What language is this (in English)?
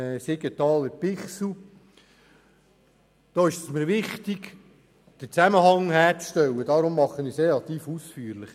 Swiss German